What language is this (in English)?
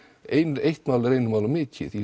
Icelandic